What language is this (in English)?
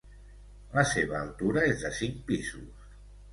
Catalan